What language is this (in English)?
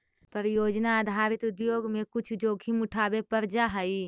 Magahi